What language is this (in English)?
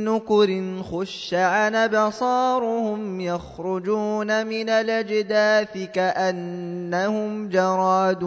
Arabic